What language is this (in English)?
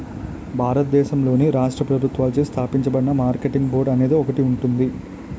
Telugu